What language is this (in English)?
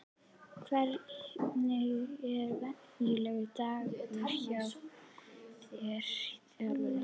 Icelandic